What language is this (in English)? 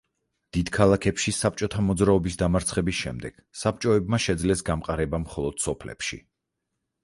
Georgian